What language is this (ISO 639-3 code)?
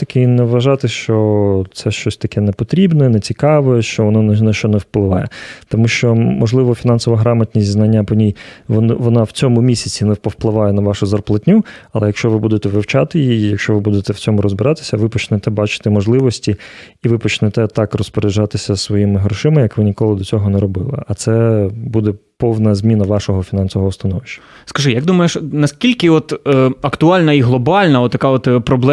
ukr